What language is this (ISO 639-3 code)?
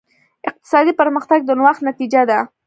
pus